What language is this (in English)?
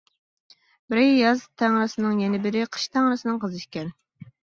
Uyghur